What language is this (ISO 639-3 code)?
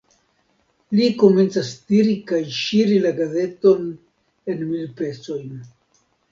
epo